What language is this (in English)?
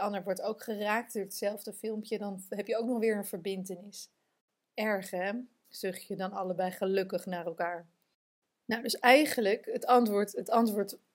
Dutch